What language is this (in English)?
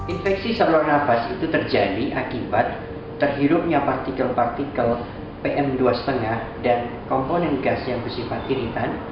Indonesian